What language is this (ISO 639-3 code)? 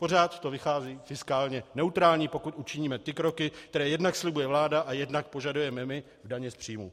ces